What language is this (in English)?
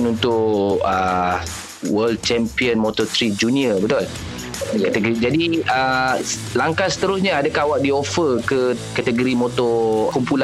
Malay